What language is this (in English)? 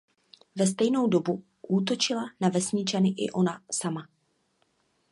Czech